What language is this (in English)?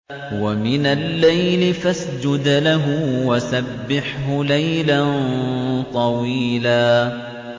Arabic